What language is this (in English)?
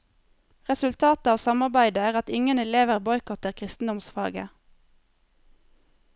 Norwegian